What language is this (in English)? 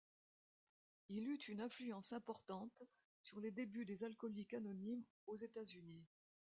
French